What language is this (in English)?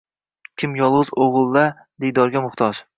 Uzbek